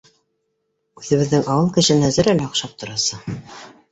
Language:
Bashkir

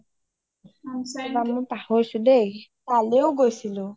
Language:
Assamese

